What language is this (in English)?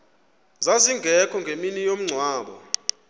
Xhosa